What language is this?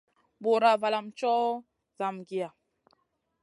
Masana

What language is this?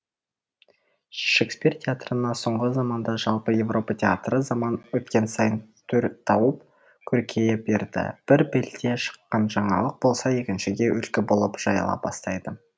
Kazakh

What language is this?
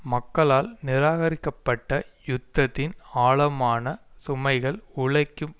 Tamil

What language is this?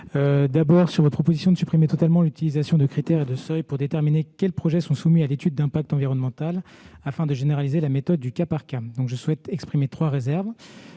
French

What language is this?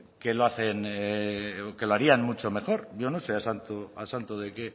Spanish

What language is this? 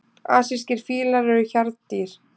Icelandic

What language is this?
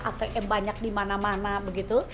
Indonesian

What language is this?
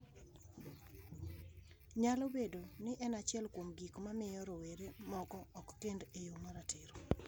Luo (Kenya and Tanzania)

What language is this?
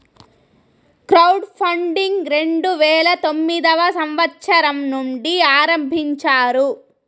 Telugu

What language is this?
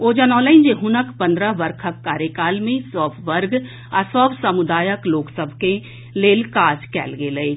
Maithili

